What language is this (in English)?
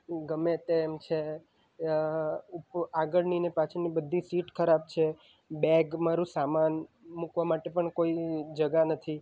Gujarati